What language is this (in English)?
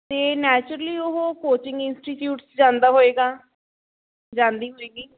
Punjabi